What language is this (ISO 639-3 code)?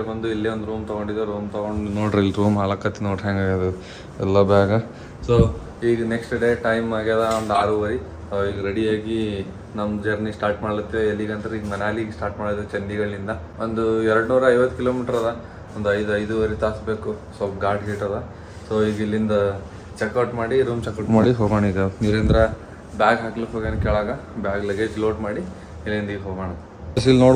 kan